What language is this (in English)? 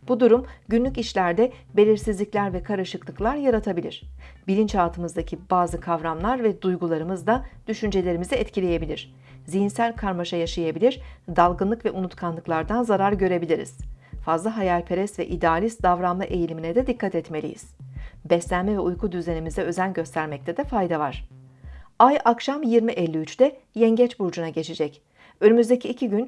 Turkish